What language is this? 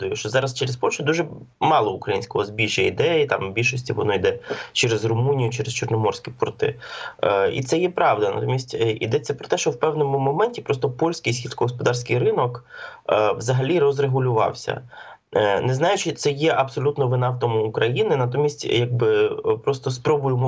Ukrainian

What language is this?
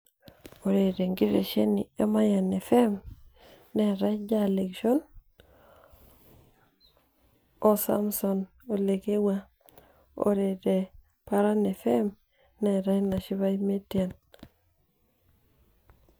Masai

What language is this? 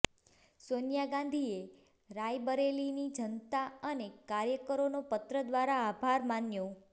Gujarati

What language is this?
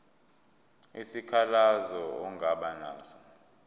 Zulu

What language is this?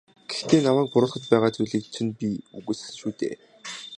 Mongolian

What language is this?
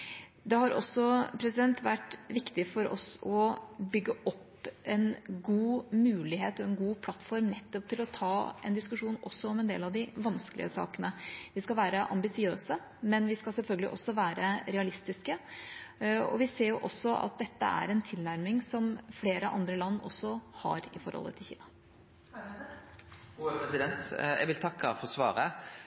Norwegian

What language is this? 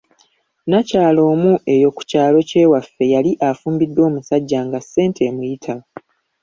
Ganda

